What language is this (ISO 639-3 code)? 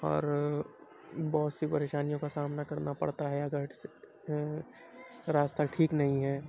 urd